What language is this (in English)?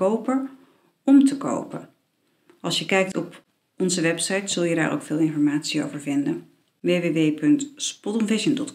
Dutch